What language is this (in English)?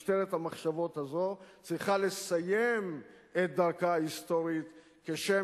Hebrew